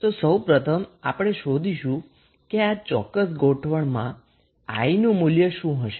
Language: Gujarati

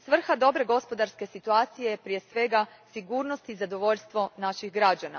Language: Croatian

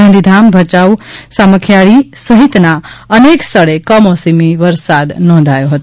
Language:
Gujarati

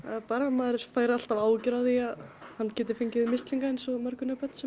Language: Icelandic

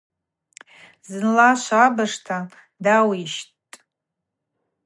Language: Abaza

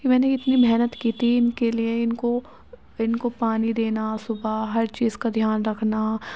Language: Urdu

